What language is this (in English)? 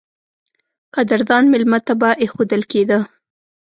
Pashto